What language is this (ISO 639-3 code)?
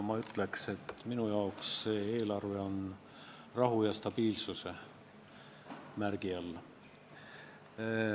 est